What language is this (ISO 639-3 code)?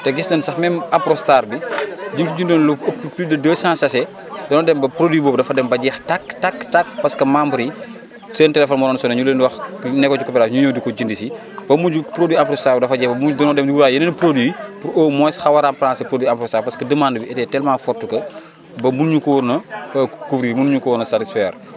wol